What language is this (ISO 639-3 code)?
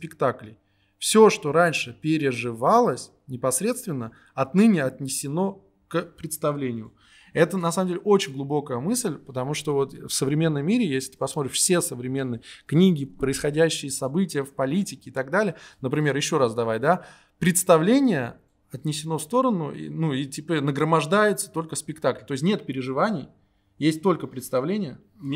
rus